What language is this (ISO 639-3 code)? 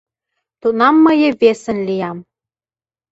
chm